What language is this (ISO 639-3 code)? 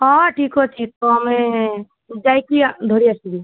ori